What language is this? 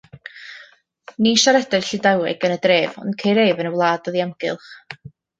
Welsh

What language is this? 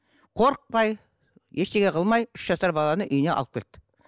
Kazakh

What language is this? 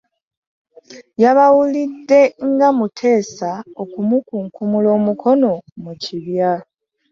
Ganda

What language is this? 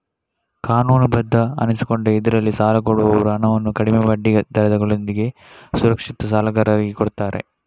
Kannada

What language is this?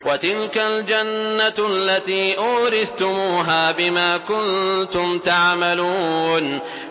Arabic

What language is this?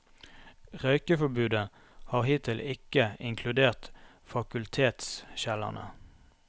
Norwegian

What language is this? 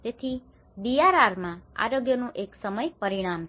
Gujarati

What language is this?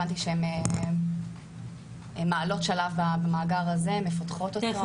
Hebrew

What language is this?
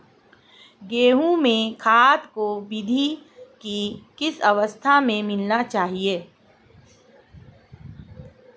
Hindi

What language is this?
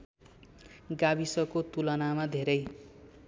Nepali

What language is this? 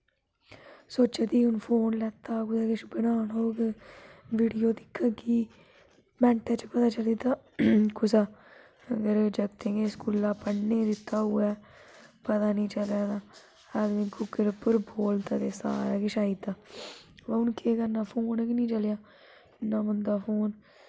Dogri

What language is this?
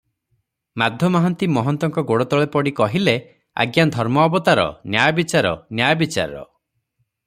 Odia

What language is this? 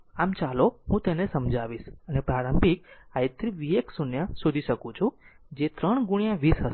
Gujarati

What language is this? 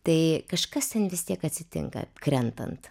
Lithuanian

